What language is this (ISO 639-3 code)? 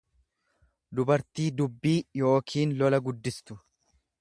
orm